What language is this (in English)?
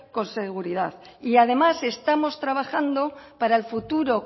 Spanish